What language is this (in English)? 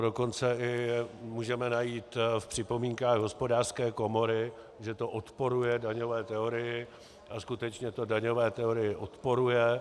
Czech